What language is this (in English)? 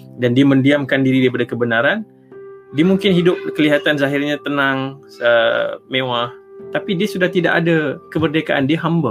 Malay